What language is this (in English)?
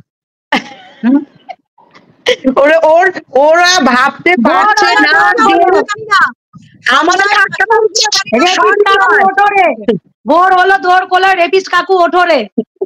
Bangla